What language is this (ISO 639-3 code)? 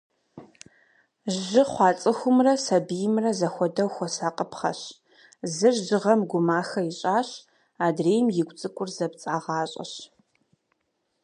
kbd